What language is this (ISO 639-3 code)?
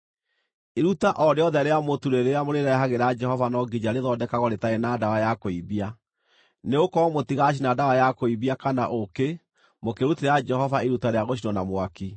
kik